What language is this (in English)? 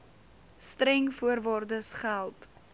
Afrikaans